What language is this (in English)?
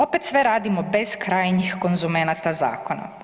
Croatian